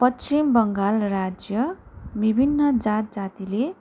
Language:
Nepali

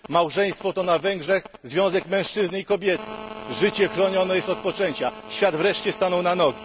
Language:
Polish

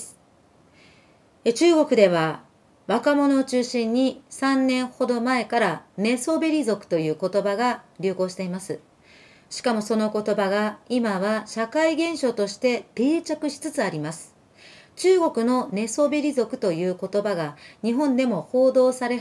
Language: Japanese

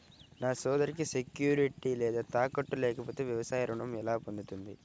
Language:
Telugu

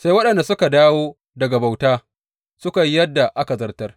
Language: Hausa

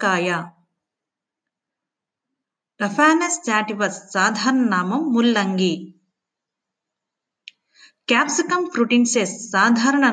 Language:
Telugu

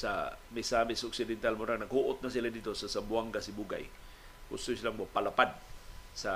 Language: Filipino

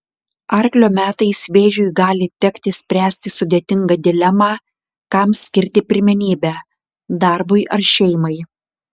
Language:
Lithuanian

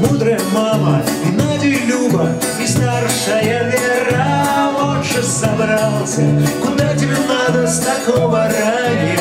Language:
Russian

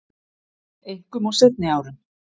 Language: Icelandic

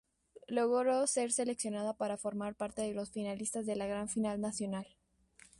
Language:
Spanish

